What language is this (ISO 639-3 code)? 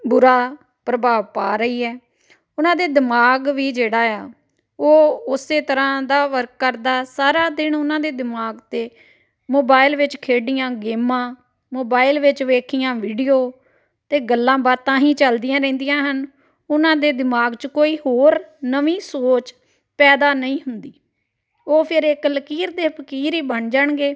pan